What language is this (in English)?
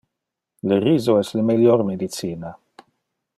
Interlingua